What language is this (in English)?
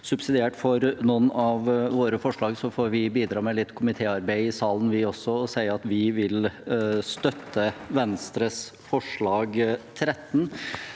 Norwegian